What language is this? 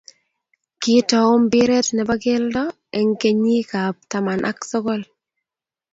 Kalenjin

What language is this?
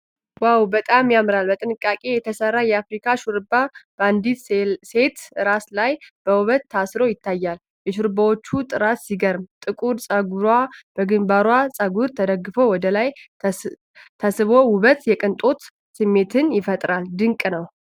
Amharic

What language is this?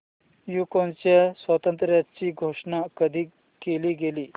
Marathi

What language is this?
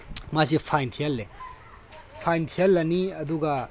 Manipuri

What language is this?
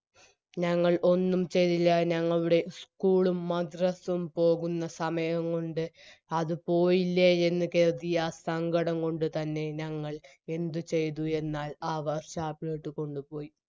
Malayalam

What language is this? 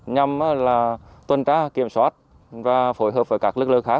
Vietnamese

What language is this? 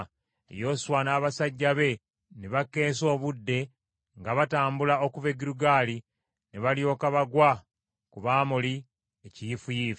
Ganda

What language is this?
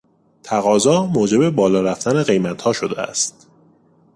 Persian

